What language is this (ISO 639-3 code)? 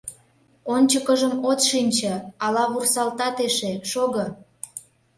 chm